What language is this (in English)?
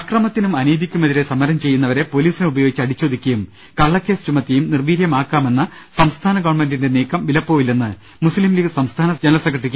Malayalam